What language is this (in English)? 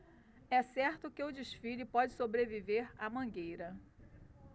Portuguese